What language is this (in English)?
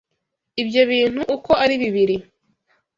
Kinyarwanda